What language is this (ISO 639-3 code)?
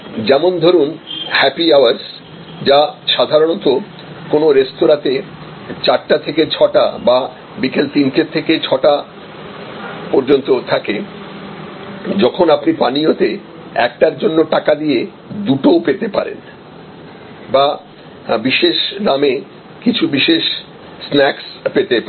ben